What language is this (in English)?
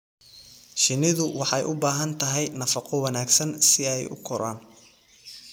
Somali